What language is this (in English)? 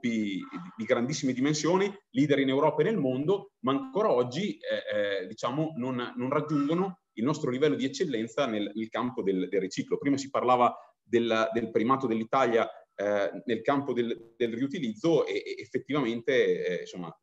Italian